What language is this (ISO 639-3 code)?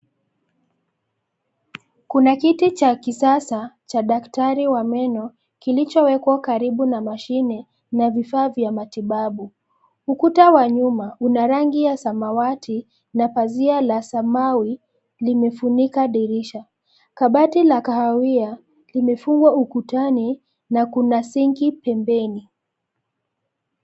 swa